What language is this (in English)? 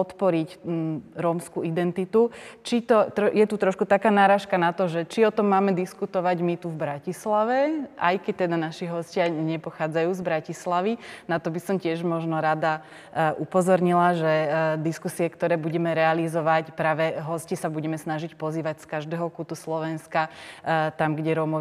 Slovak